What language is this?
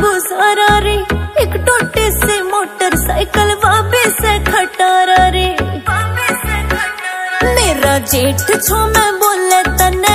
Hindi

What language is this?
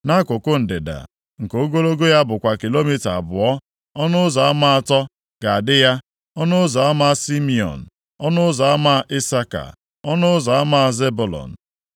Igbo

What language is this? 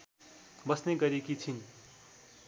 Nepali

